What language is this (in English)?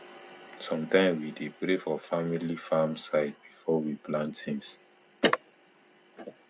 Nigerian Pidgin